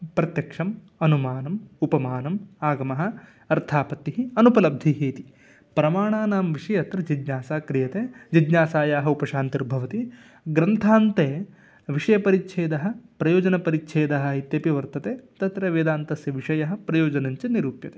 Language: Sanskrit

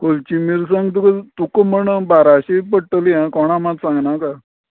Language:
Konkani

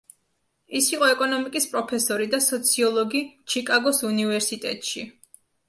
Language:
Georgian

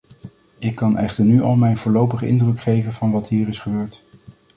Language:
Dutch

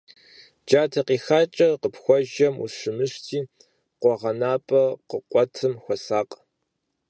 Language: Kabardian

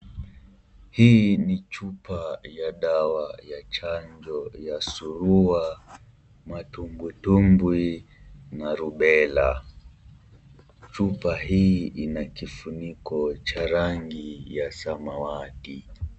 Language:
Swahili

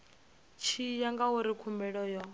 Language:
Venda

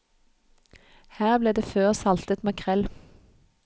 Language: Norwegian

